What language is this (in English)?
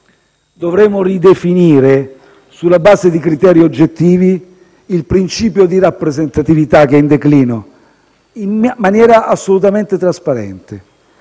Italian